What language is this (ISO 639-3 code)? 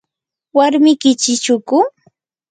qur